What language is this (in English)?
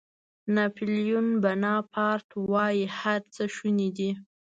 Pashto